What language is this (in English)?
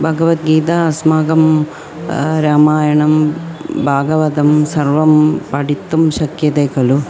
Sanskrit